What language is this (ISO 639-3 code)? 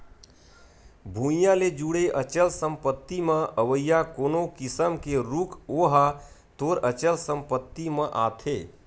hne